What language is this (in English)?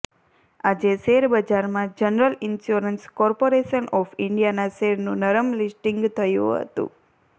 Gujarati